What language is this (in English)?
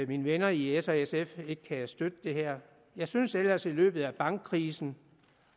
Danish